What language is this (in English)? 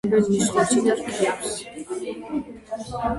Georgian